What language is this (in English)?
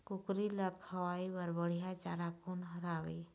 Chhattisgarhi